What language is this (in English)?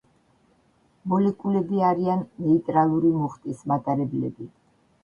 Georgian